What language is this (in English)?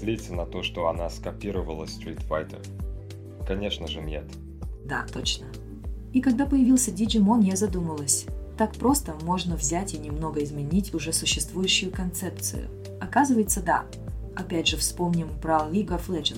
Russian